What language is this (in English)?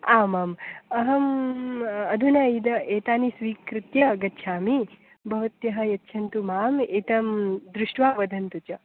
Sanskrit